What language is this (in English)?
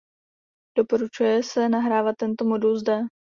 Czech